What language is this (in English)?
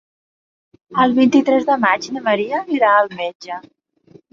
Catalan